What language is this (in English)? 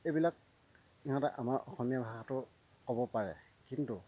Assamese